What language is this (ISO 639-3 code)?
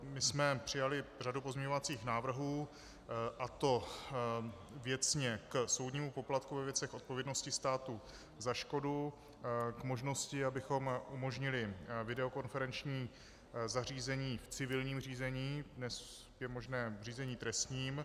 ces